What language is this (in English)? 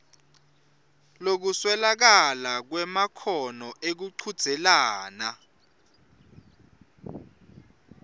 Swati